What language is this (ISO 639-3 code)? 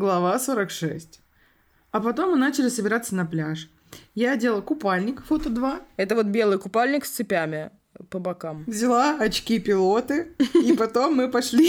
rus